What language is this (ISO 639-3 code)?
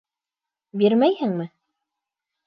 bak